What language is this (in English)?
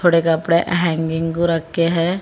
Hindi